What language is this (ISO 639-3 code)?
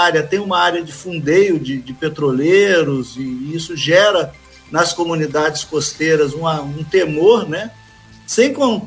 por